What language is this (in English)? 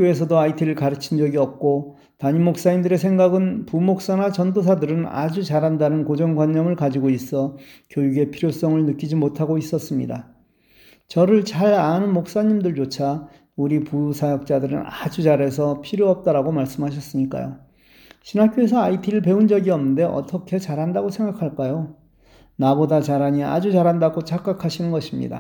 Korean